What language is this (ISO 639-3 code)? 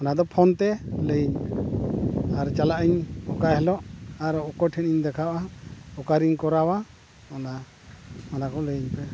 sat